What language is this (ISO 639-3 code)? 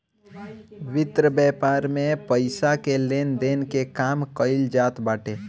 bho